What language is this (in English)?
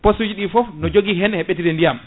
Fula